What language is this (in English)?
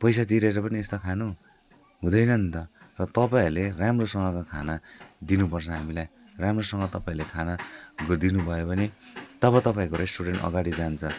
Nepali